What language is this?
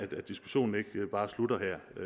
Danish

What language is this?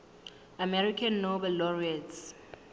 Southern Sotho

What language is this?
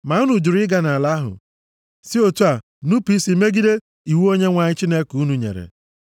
Igbo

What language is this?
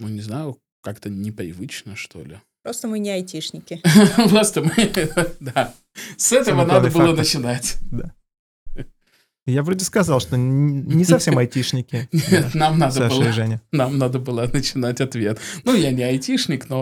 Russian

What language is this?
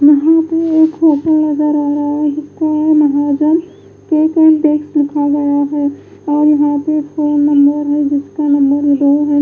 Hindi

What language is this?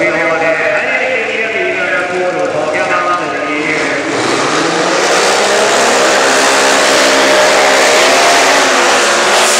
Swedish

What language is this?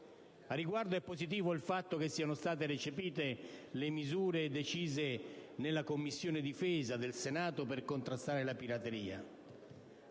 Italian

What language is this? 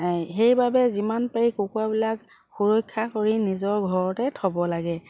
Assamese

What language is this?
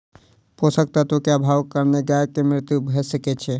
Maithili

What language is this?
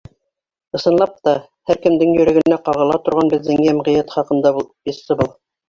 Bashkir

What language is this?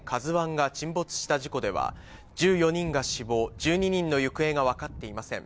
Japanese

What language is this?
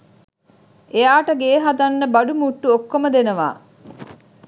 Sinhala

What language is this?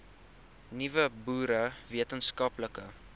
Afrikaans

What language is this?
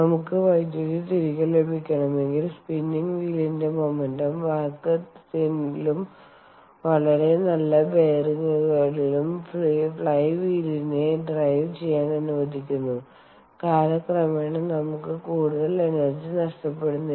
Malayalam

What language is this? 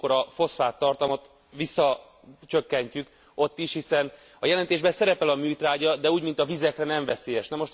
Hungarian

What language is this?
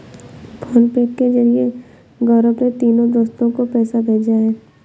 Hindi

